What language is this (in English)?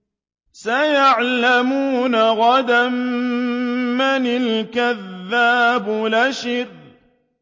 Arabic